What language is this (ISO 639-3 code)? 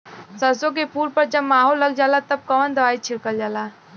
bho